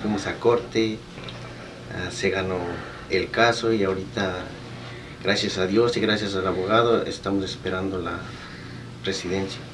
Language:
Spanish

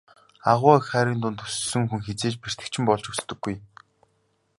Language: Mongolian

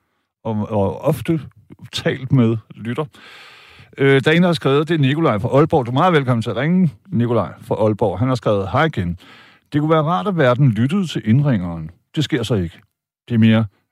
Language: Danish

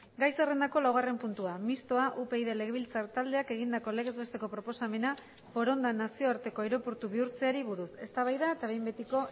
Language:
Basque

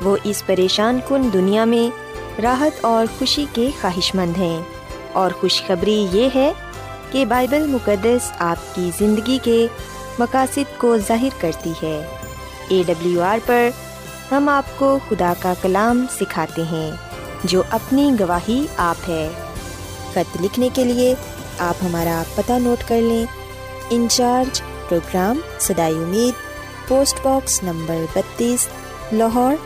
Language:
Urdu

